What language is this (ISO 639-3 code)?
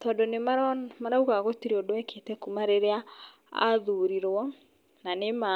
kik